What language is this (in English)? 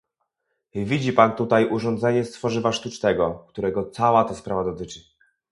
Polish